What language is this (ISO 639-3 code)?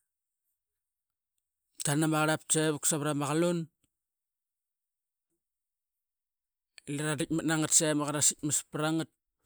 byx